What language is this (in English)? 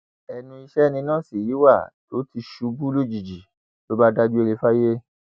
Yoruba